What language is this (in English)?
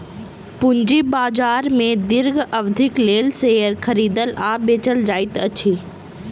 Maithili